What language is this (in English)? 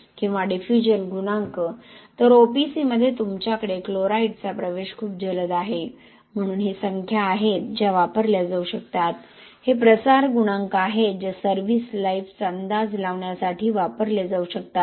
Marathi